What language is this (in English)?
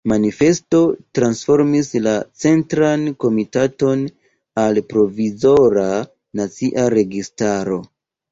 Esperanto